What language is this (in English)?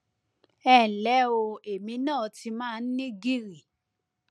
Yoruba